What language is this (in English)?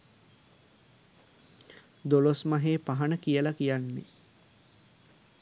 Sinhala